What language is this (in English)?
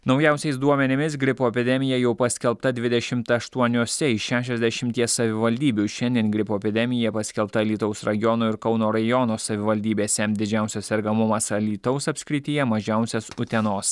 Lithuanian